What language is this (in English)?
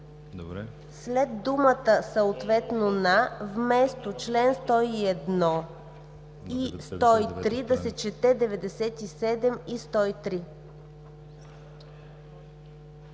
Bulgarian